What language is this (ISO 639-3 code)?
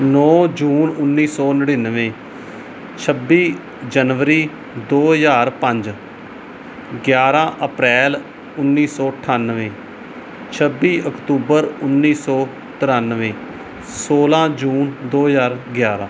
pan